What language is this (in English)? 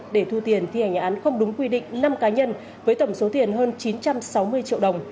Vietnamese